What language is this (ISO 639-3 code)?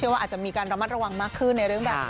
tha